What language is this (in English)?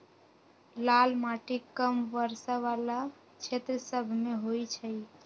Magahi